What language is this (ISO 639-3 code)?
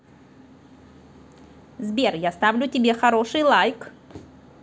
rus